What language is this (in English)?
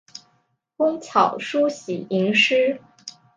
Chinese